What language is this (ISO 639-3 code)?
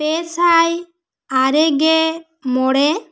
sat